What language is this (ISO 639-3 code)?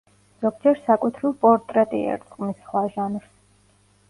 kat